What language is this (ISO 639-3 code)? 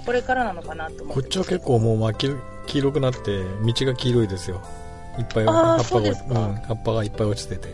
jpn